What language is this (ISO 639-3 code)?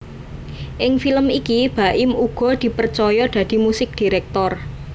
jav